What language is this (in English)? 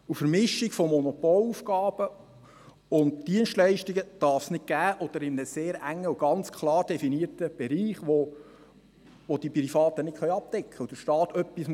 Swiss German